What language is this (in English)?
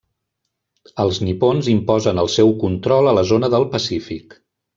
Catalan